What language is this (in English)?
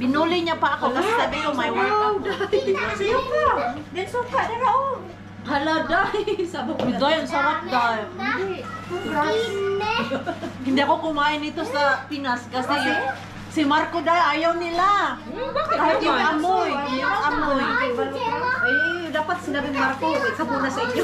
Filipino